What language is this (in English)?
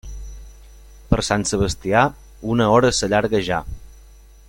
Catalan